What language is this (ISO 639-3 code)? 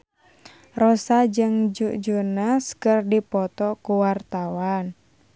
sun